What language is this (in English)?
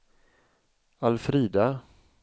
Swedish